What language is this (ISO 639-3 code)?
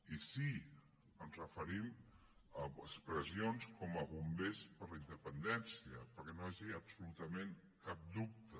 cat